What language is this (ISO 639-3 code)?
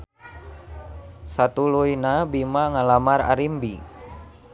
sun